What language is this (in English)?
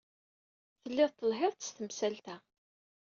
Kabyle